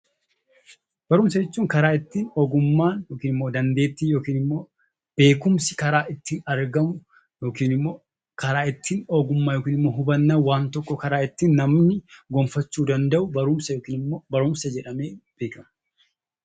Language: Oromo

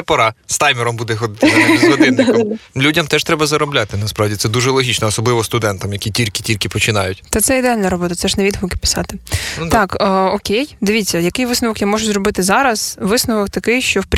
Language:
Ukrainian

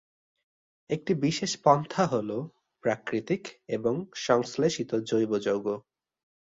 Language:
Bangla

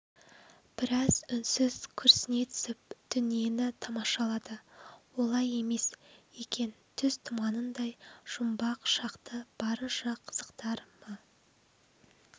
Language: Kazakh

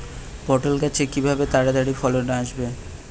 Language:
Bangla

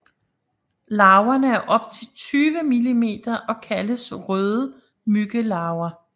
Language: Danish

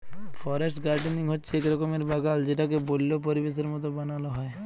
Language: Bangla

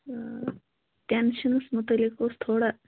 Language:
Kashmiri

